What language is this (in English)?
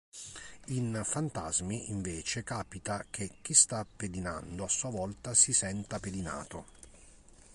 Italian